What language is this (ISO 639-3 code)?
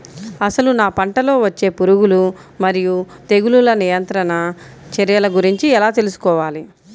tel